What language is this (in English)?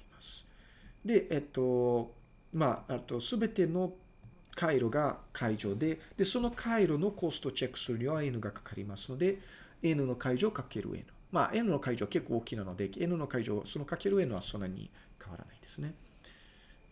Japanese